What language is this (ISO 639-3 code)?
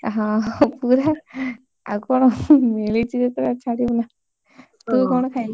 ori